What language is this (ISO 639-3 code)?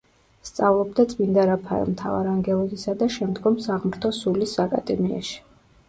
kat